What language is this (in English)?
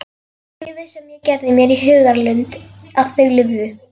Icelandic